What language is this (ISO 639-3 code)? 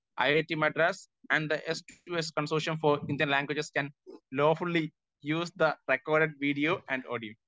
mal